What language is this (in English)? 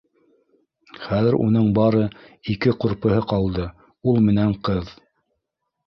Bashkir